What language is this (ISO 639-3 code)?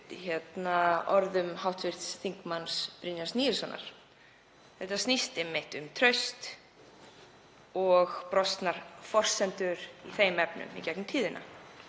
isl